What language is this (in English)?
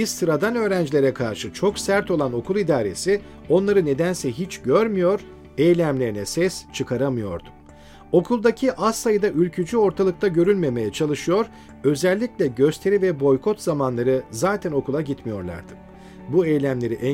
Turkish